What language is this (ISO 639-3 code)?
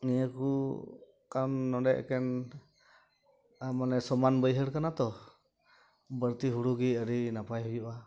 sat